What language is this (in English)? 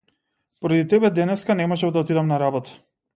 Macedonian